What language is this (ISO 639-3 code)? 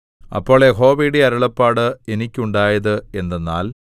mal